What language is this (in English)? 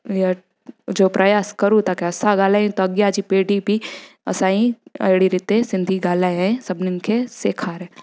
Sindhi